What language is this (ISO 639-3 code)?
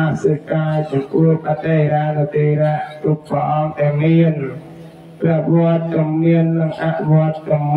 tha